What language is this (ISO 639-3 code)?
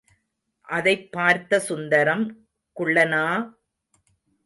tam